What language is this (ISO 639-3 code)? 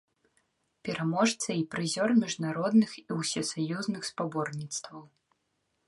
bel